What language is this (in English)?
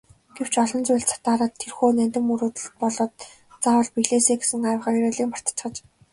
Mongolian